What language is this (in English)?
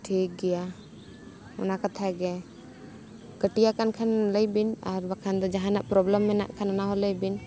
Santali